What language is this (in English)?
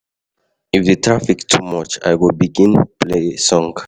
Nigerian Pidgin